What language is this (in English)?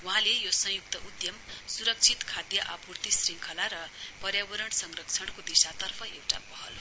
Nepali